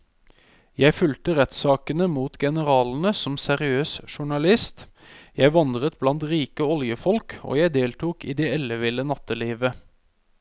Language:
Norwegian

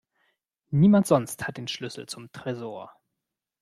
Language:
German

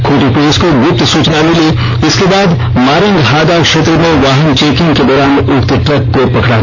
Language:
Hindi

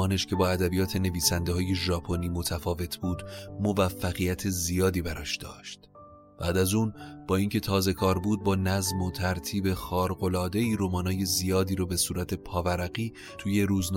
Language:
Persian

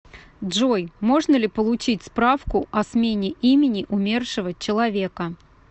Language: Russian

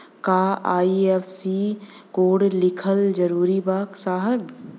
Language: Bhojpuri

